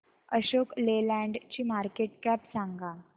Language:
Marathi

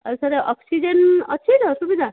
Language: Odia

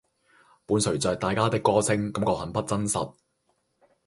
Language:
Cantonese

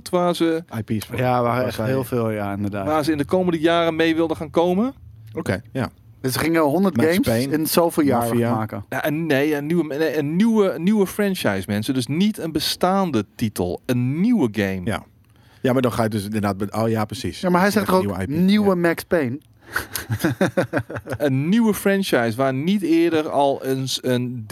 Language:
Dutch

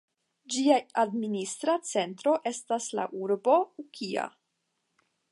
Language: Esperanto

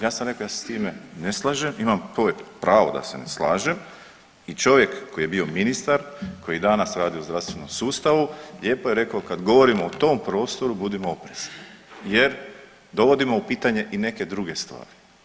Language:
Croatian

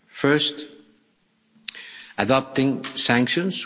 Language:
English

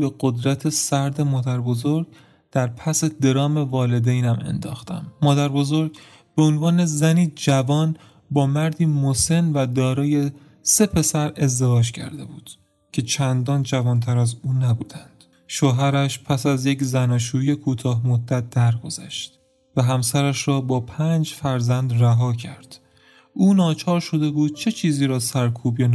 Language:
Persian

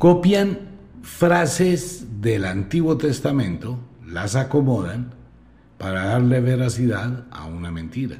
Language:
Spanish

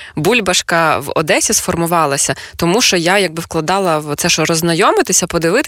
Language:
Ukrainian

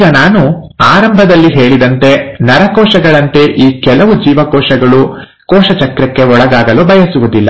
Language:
Kannada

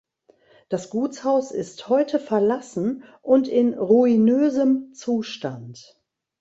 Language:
German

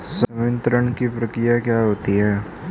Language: Hindi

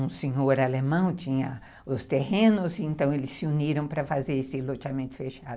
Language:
Portuguese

